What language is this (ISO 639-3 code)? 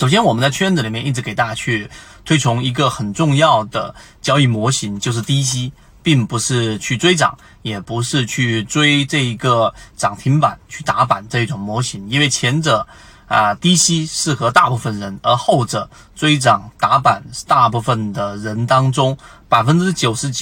zho